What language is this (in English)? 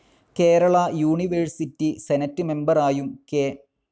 Malayalam